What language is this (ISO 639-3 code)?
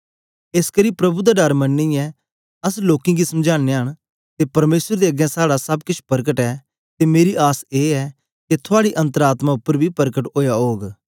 doi